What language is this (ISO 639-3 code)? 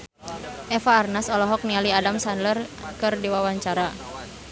sun